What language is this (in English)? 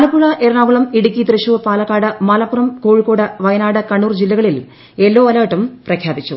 Malayalam